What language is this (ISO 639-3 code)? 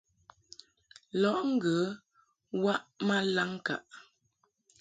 mhk